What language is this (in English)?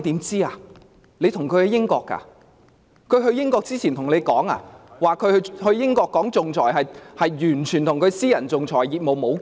Cantonese